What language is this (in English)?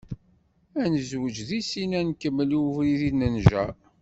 Kabyle